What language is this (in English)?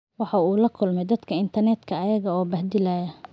Somali